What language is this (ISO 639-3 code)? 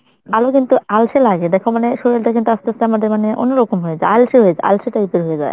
ben